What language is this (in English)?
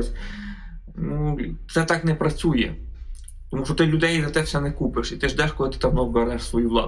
Ukrainian